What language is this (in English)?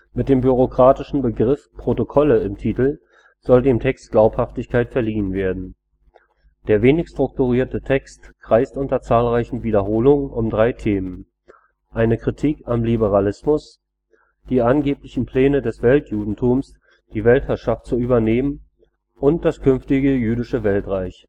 German